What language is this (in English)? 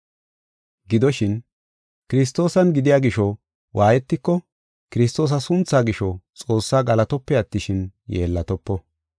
Gofa